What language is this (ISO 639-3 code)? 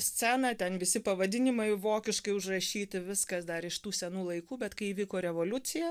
lit